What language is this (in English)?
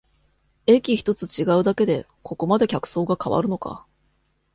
Japanese